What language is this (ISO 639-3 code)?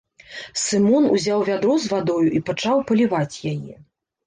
bel